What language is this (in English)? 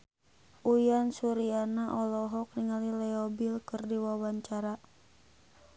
Sundanese